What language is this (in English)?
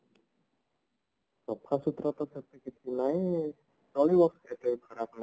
Odia